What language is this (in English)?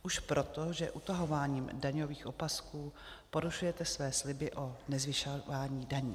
Czech